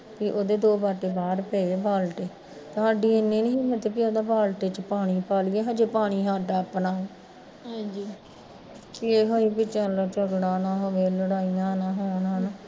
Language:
Punjabi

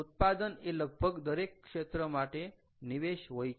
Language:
Gujarati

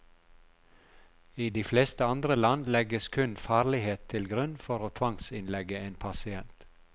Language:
Norwegian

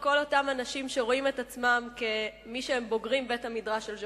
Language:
Hebrew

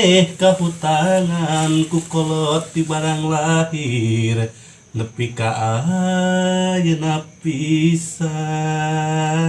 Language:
Indonesian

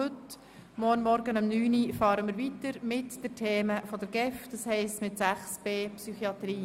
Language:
Swiss German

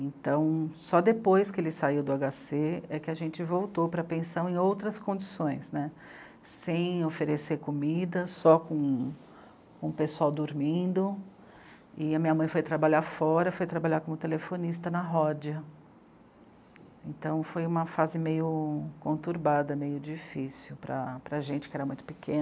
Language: Portuguese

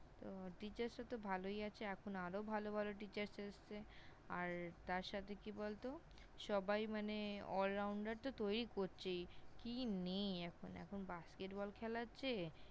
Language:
Bangla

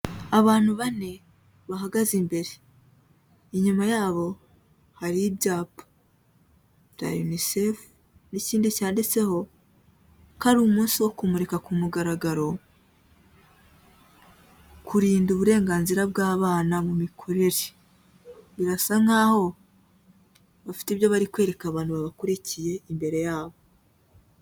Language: Kinyarwanda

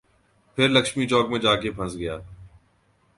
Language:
Urdu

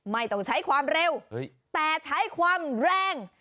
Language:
Thai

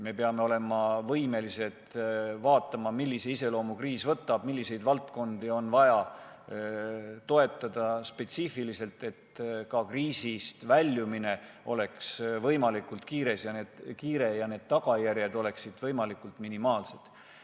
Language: Estonian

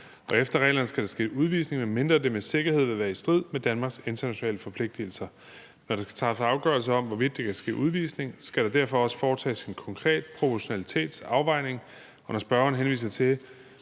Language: Danish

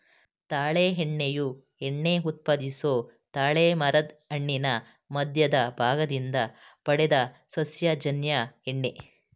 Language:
Kannada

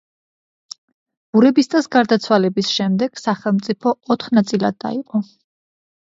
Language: Georgian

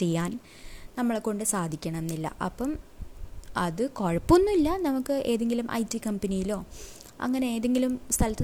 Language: Malayalam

